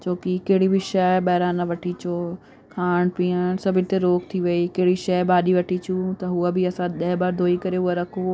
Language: Sindhi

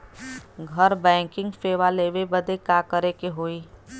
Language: Bhojpuri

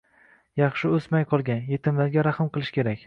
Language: Uzbek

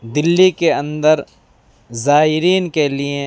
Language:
Urdu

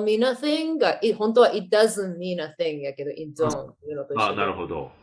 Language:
Japanese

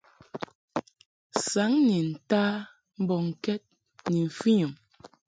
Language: Mungaka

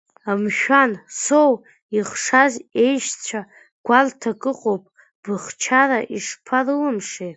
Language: Abkhazian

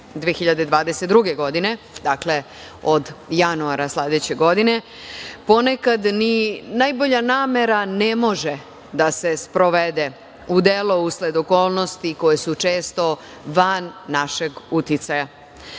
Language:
Serbian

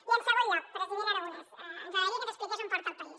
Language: Catalan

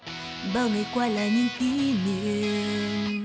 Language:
Vietnamese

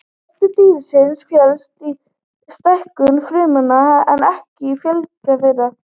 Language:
Icelandic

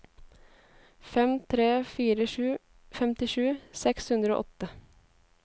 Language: Norwegian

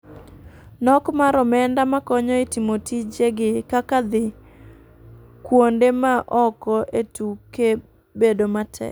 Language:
Luo (Kenya and Tanzania)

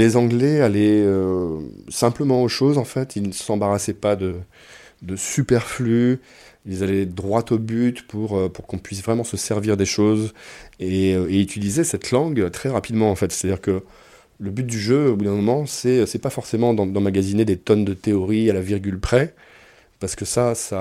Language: French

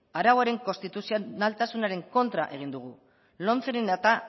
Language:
Basque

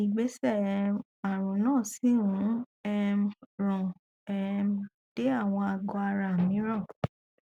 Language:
Yoruba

